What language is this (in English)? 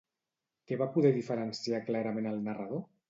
Catalan